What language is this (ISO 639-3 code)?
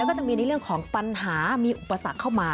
tha